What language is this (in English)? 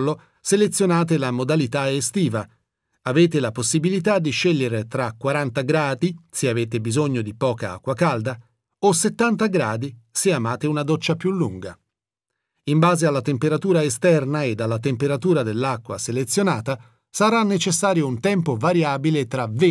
Italian